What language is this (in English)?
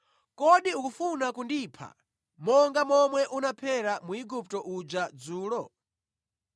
Nyanja